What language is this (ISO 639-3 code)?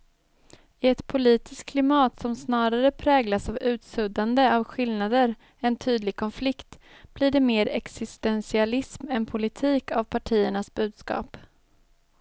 swe